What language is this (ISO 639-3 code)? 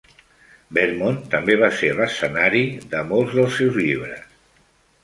cat